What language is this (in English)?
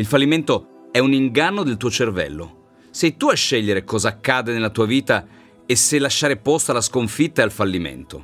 Italian